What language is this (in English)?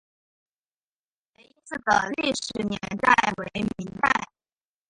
Chinese